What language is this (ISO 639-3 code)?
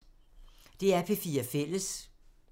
dan